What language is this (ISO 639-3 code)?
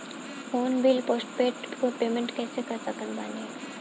bho